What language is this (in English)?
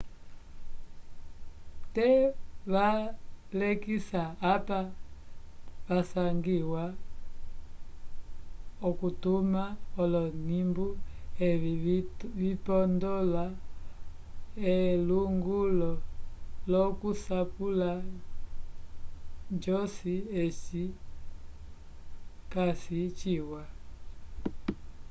Umbundu